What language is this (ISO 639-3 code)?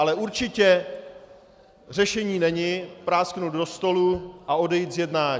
ces